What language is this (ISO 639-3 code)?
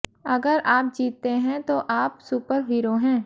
hin